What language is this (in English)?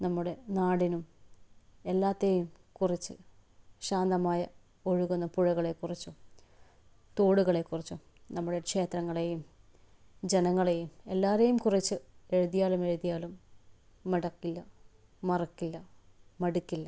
Malayalam